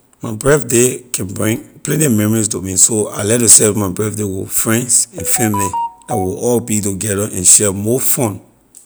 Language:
Liberian English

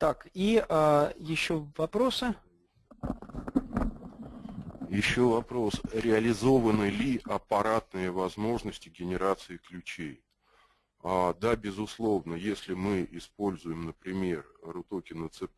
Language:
Russian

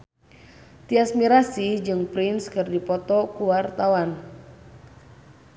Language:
Sundanese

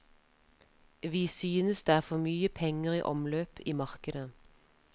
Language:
Norwegian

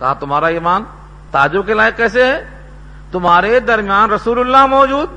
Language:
Urdu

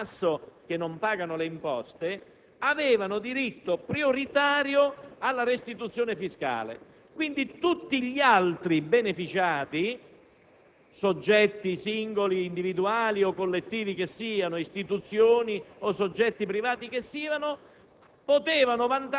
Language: Italian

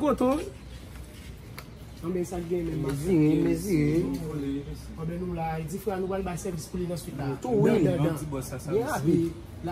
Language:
French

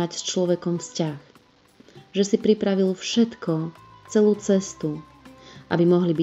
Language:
Slovak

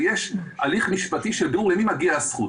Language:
Hebrew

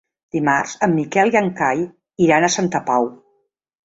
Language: Catalan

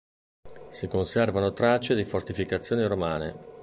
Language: Italian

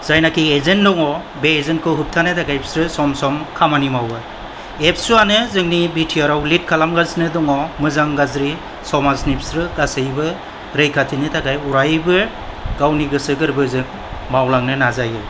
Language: Bodo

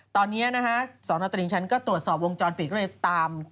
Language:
Thai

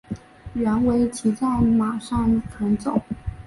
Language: Chinese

